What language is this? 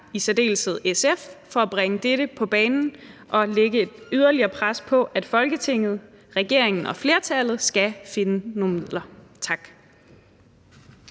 Danish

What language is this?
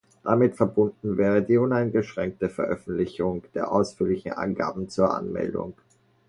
German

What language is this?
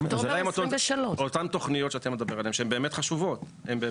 Hebrew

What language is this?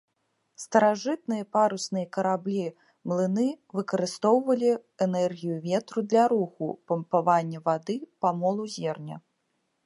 Belarusian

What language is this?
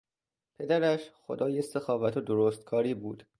Persian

